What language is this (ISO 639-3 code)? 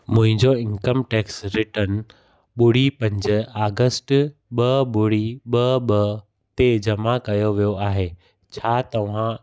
snd